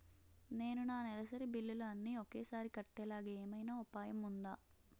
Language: Telugu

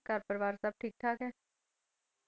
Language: Punjabi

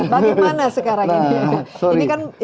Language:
Indonesian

